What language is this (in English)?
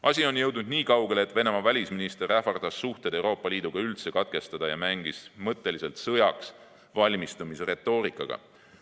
Estonian